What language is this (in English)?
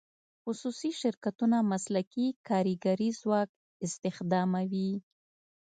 Pashto